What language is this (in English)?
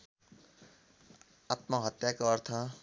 Nepali